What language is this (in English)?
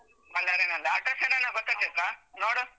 Kannada